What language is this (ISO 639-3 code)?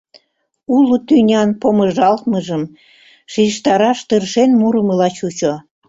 chm